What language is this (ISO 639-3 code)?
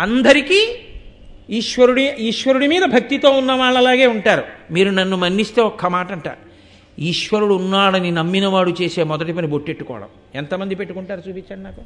tel